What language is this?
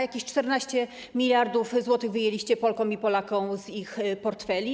Polish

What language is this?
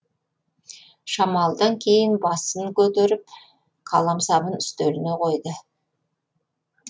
Kazakh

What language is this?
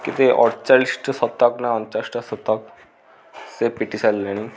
Odia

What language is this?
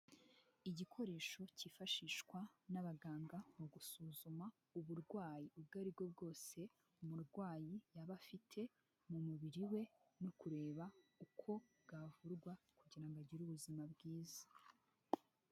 Kinyarwanda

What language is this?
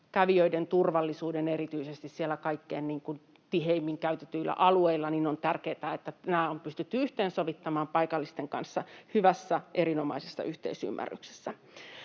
Finnish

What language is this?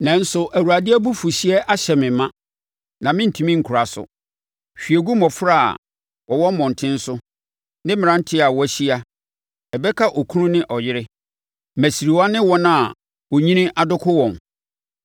Akan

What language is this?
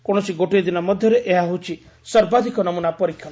Odia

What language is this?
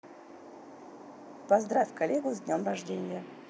Russian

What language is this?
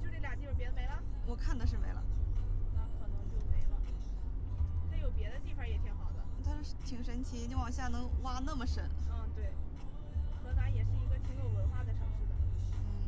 Chinese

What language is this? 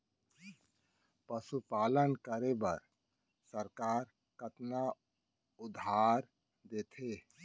Chhattisgarhi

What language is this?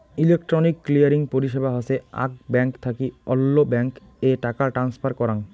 Bangla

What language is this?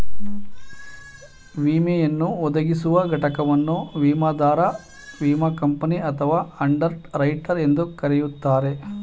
Kannada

